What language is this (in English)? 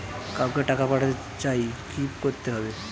Bangla